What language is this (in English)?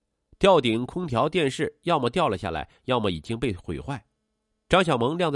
Chinese